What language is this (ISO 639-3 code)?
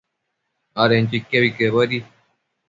mcf